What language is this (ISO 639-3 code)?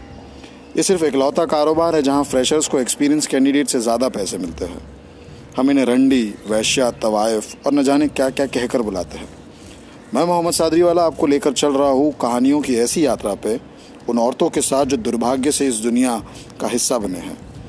hin